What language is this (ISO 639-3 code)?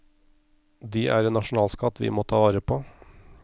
nor